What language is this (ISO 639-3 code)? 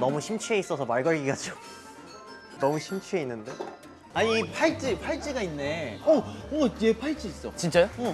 kor